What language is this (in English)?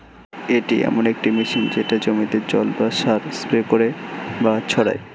Bangla